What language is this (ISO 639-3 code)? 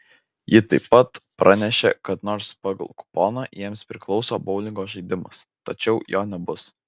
lit